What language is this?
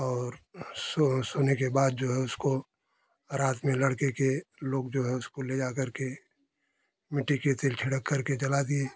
Hindi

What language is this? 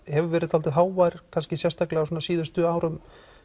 Icelandic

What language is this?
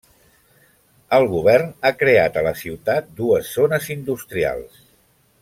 Catalan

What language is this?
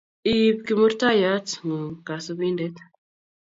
Kalenjin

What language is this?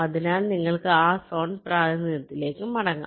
Malayalam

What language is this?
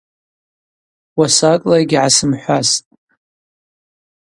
Abaza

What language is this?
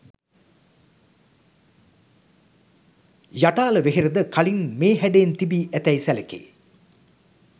Sinhala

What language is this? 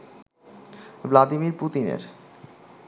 Bangla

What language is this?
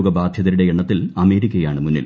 Malayalam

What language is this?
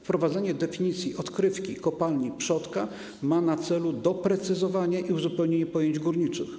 Polish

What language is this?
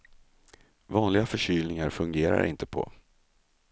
Swedish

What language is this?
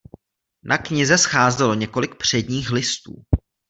Czech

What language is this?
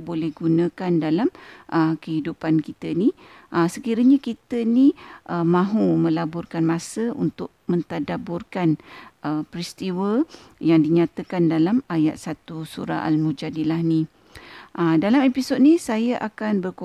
Malay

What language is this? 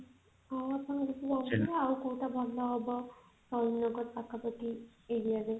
Odia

